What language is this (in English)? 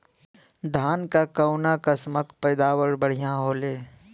Bhojpuri